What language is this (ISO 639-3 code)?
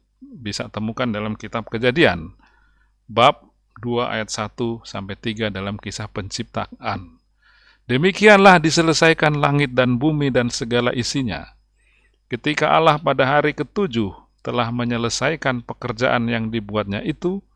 ind